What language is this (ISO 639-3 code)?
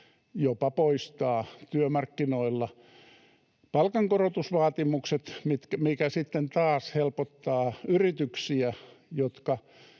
fin